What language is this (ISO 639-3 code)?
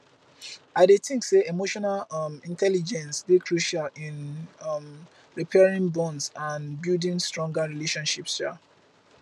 pcm